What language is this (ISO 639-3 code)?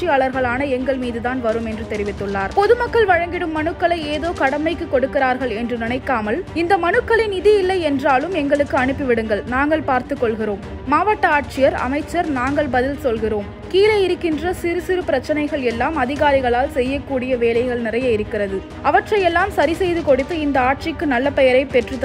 ara